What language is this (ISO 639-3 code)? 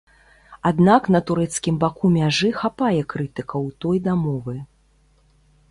bel